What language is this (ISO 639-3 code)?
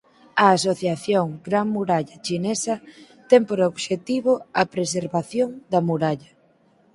glg